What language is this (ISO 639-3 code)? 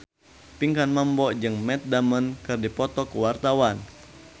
sun